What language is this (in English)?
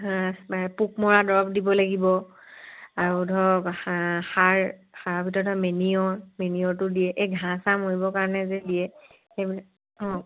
Assamese